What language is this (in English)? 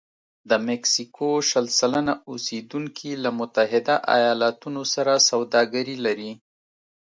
Pashto